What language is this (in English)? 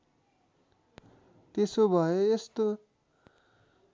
Nepali